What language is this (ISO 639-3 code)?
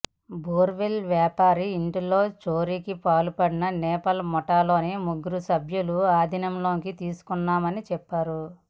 tel